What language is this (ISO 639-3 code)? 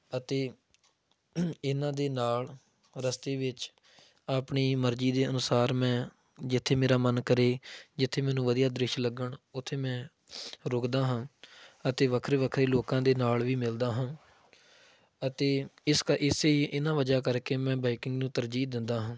pan